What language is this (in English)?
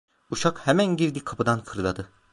Turkish